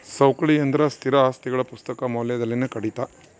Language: Kannada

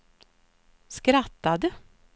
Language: Swedish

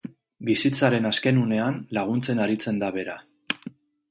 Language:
Basque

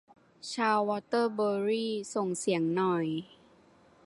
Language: Thai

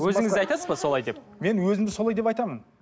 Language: Kazakh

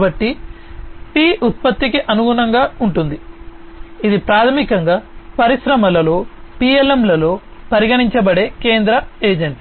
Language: Telugu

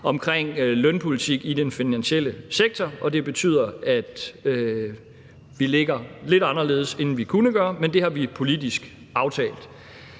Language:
Danish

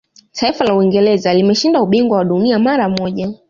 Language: Swahili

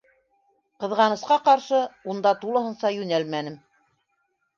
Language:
Bashkir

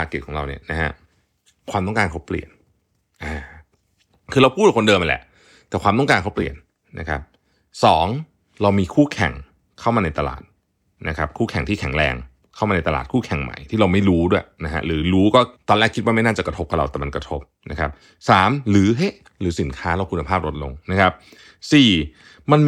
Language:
Thai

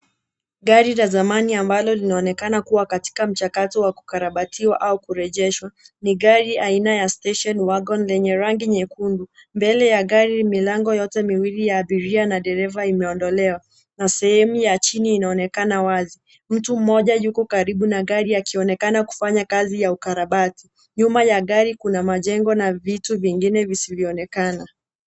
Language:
Swahili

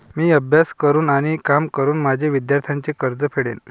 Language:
Marathi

